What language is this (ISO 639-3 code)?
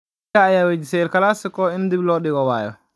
som